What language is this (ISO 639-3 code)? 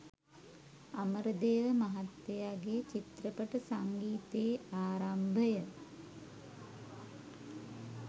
sin